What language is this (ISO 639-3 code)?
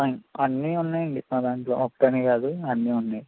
tel